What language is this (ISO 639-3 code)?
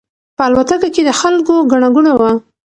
pus